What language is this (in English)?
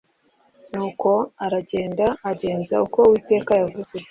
Kinyarwanda